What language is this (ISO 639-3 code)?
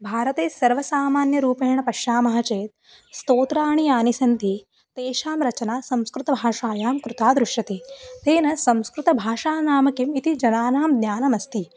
san